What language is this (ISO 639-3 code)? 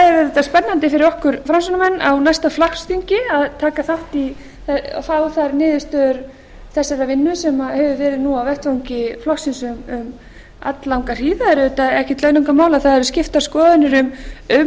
isl